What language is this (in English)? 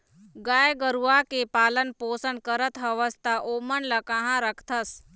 Chhattisgarhi